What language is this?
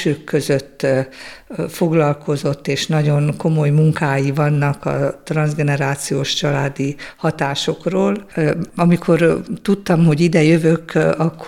Hungarian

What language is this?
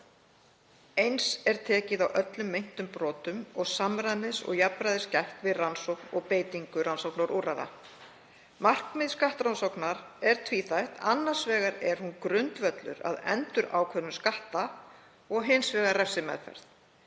Icelandic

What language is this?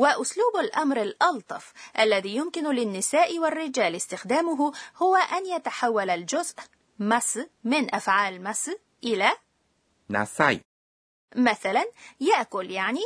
Arabic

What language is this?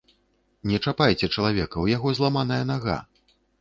Belarusian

